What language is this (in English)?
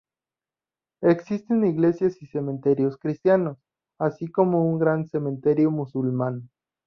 Spanish